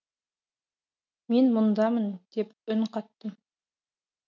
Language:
Kazakh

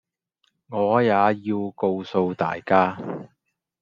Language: Chinese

